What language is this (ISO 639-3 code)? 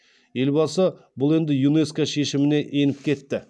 kaz